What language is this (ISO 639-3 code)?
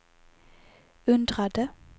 swe